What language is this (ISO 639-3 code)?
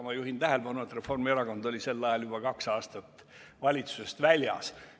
est